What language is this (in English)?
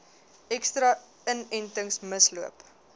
Afrikaans